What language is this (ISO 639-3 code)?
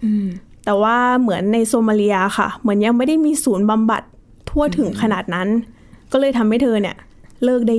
tha